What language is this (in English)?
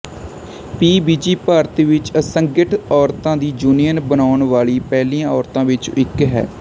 Punjabi